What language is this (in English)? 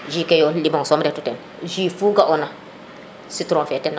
Serer